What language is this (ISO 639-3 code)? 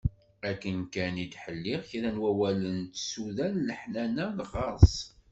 kab